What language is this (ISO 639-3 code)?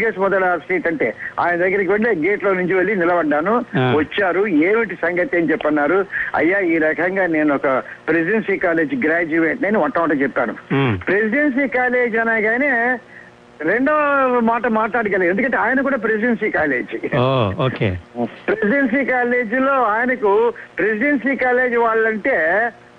tel